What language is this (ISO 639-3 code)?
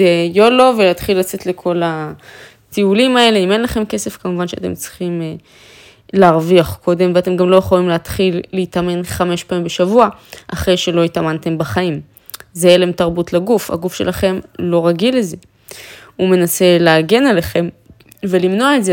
heb